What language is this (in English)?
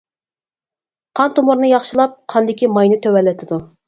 Uyghur